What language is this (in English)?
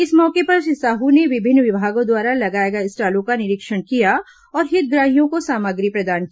Hindi